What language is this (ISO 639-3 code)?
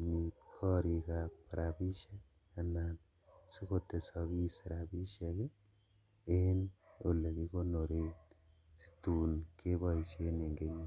kln